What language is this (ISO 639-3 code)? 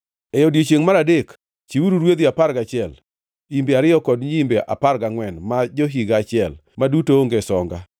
luo